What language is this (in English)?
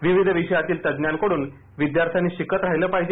Marathi